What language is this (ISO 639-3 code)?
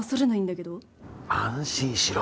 jpn